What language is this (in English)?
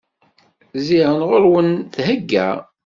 Kabyle